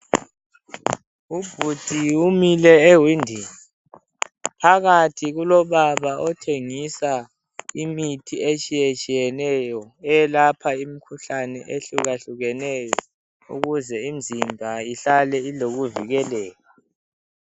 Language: North Ndebele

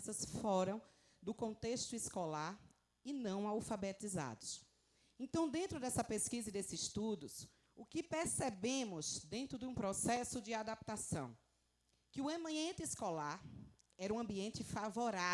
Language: Portuguese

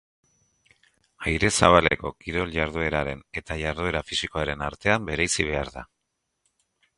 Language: Basque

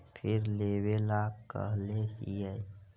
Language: Magahi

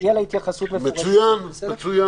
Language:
Hebrew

